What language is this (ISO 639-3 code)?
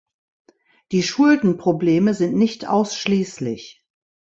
deu